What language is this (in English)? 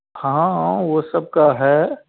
Hindi